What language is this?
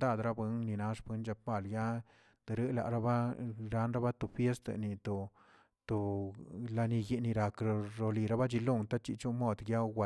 Tilquiapan Zapotec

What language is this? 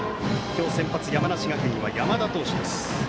Japanese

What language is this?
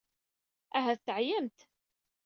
Kabyle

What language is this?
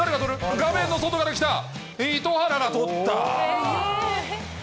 Japanese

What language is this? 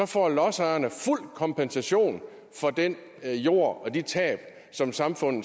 Danish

